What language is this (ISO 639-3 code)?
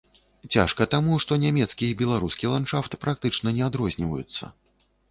bel